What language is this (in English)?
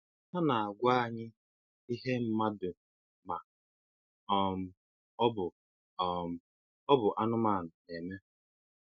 Igbo